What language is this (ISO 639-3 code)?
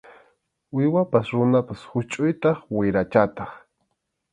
qxu